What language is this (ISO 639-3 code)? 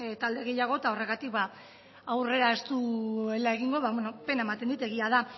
eus